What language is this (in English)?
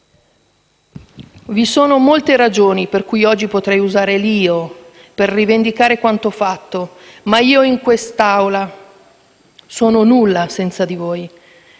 Italian